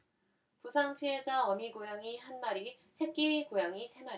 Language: Korean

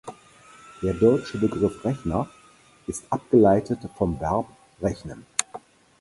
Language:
German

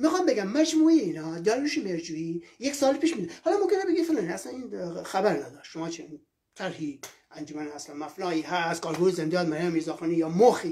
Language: Persian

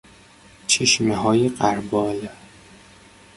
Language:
Persian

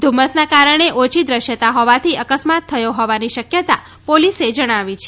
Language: Gujarati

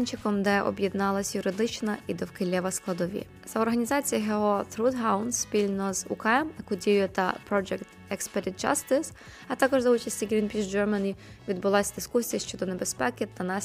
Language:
Ukrainian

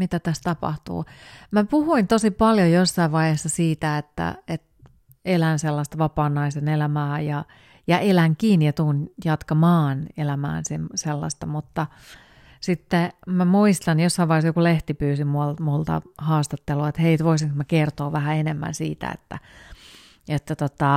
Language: Finnish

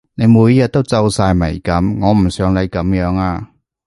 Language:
Cantonese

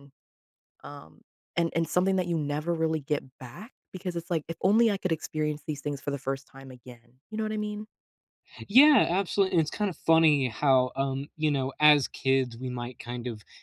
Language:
English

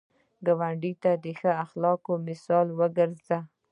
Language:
Pashto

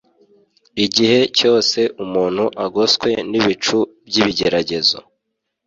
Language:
Kinyarwanda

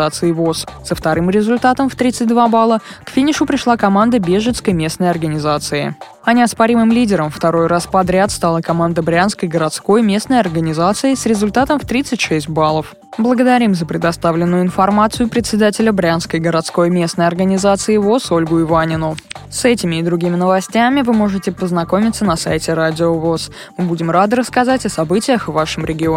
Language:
Russian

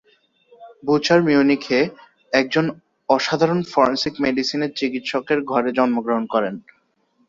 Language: Bangla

